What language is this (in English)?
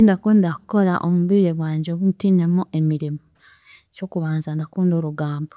Chiga